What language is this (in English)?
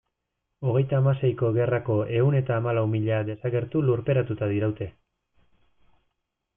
Basque